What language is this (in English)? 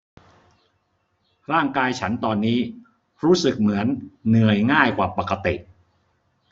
Thai